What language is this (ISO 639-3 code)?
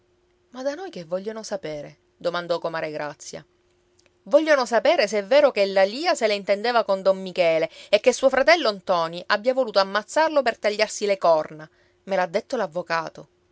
ita